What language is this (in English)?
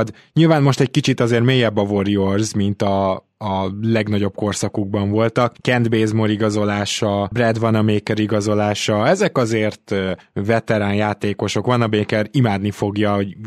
Hungarian